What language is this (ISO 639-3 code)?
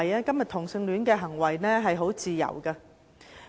yue